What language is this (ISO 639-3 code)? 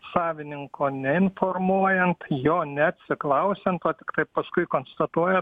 lit